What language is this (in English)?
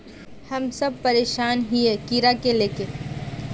Magahi